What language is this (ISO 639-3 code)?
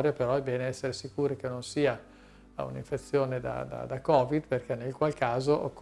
ita